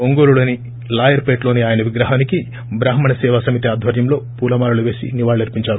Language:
Telugu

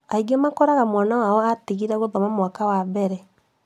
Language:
Kikuyu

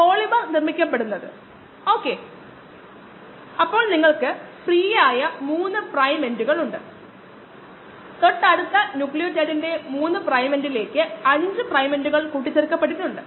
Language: Malayalam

